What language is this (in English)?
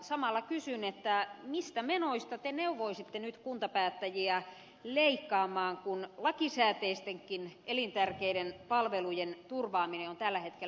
Finnish